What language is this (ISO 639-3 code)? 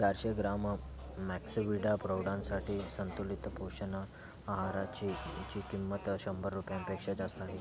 mar